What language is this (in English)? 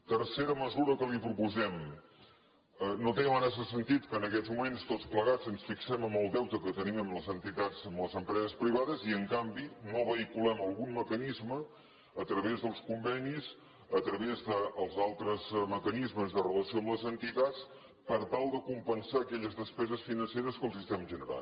Catalan